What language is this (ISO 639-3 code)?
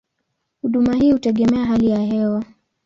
swa